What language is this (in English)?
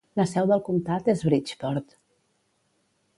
Catalan